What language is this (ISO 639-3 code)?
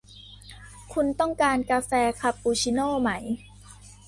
tha